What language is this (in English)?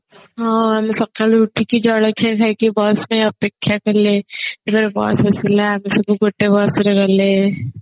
Odia